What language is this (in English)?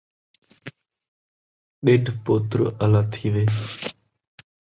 Saraiki